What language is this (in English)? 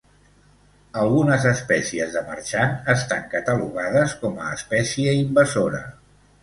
Catalan